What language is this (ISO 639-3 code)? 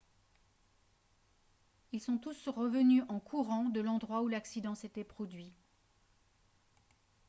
fra